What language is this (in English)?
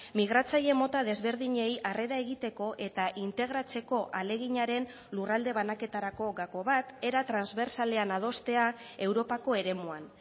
Basque